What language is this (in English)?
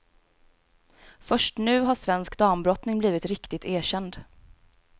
Swedish